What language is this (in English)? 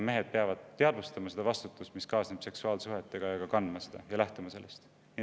Estonian